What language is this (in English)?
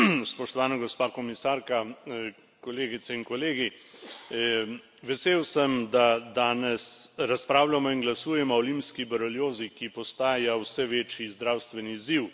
Slovenian